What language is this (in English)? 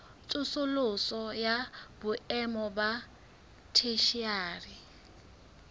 Southern Sotho